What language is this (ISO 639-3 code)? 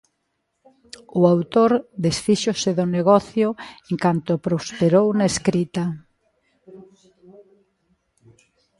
glg